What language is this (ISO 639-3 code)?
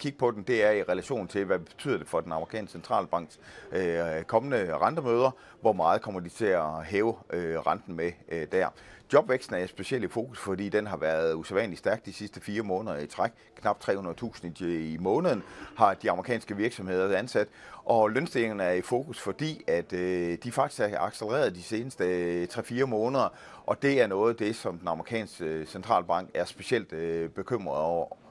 dan